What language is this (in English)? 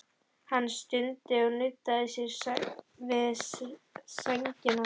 Icelandic